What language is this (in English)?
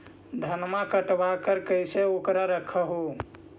Magahi